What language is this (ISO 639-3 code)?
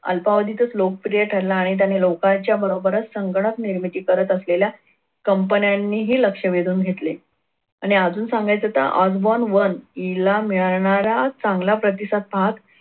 mar